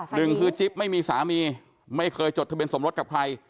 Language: Thai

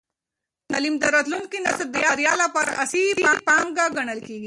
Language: Pashto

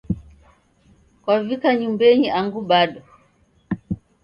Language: Taita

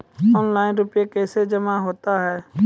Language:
Maithili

